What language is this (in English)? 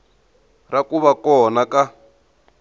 Tsonga